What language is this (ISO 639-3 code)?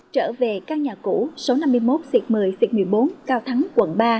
vie